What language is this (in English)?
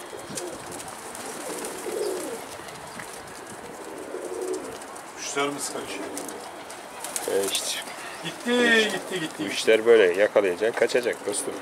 Turkish